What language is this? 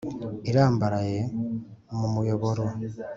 Kinyarwanda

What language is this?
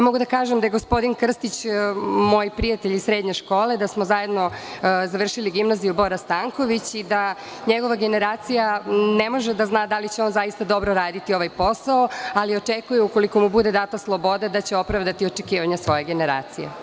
Serbian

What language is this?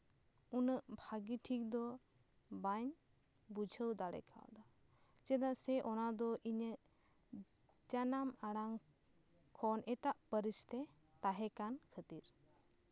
Santali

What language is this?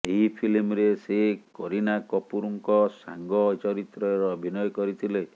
Odia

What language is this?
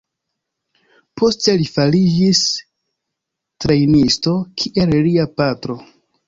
Esperanto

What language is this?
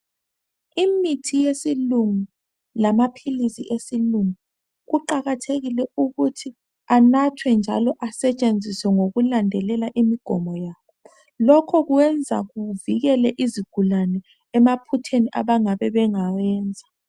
North Ndebele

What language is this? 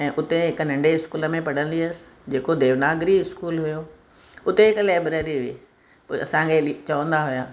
Sindhi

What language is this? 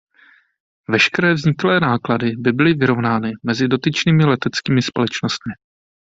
Czech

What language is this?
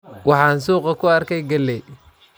Somali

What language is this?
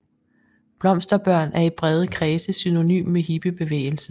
Danish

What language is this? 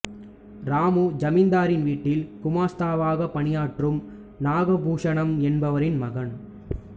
Tamil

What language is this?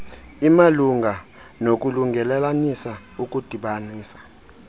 Xhosa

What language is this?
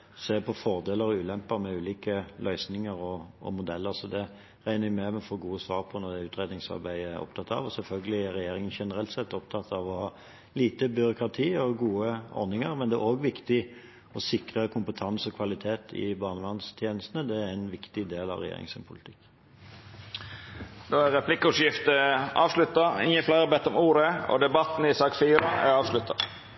Norwegian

